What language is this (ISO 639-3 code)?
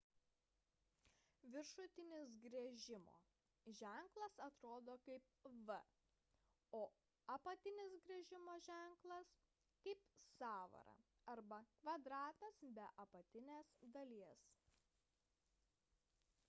lit